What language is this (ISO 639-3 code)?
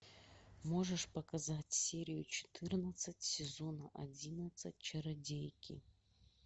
rus